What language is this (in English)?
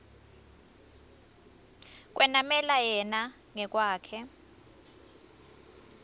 Swati